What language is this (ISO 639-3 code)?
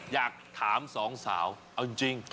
tha